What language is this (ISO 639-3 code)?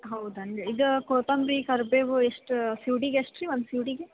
kan